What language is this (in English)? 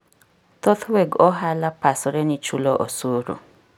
Luo (Kenya and Tanzania)